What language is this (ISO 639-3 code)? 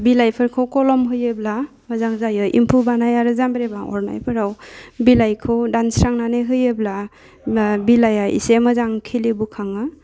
brx